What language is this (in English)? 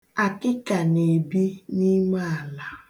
Igbo